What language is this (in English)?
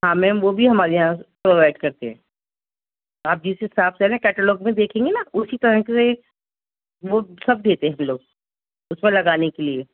Urdu